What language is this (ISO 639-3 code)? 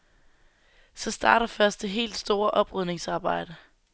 dan